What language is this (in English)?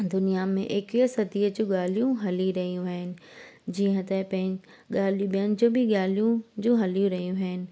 Sindhi